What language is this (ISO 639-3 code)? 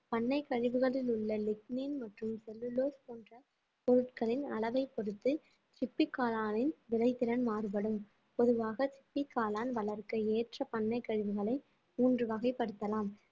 tam